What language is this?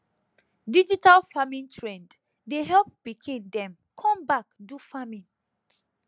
Nigerian Pidgin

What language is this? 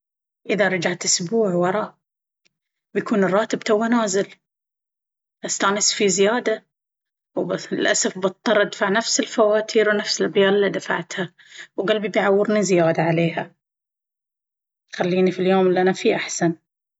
Baharna Arabic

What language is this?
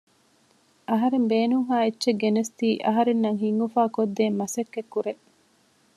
Divehi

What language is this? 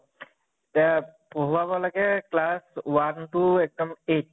Assamese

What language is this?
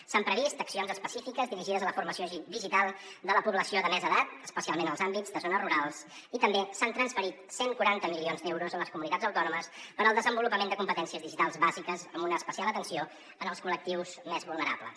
Catalan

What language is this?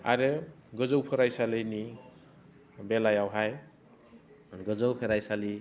Bodo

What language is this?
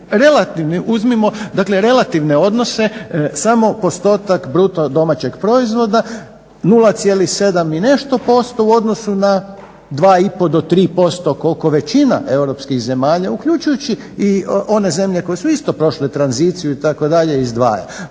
Croatian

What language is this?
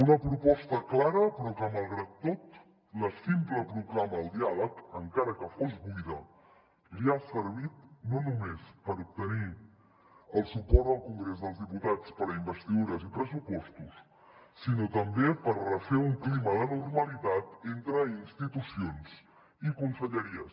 Catalan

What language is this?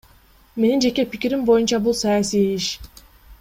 Kyrgyz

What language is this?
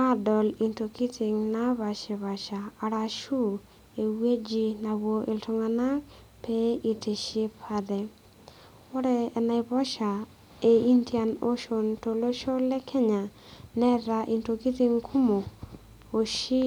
Masai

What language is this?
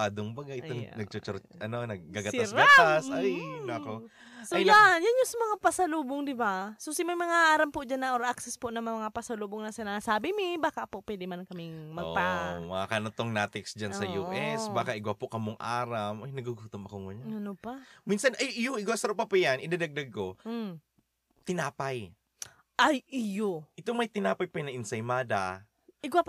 Filipino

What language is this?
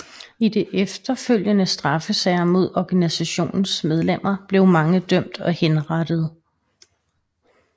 Danish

